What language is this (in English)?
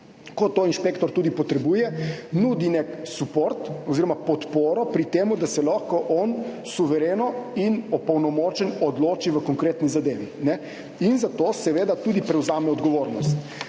Slovenian